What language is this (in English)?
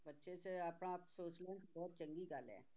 Punjabi